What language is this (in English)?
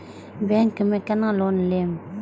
Maithili